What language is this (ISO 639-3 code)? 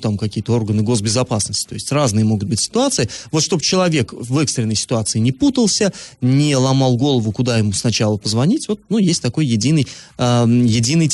rus